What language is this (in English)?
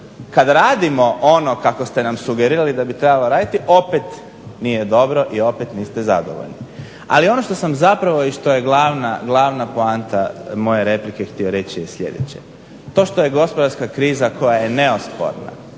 Croatian